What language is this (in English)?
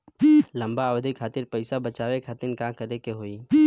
Bhojpuri